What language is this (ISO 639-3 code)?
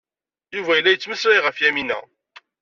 kab